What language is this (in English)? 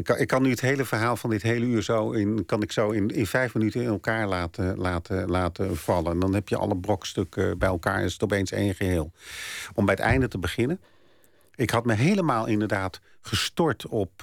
Dutch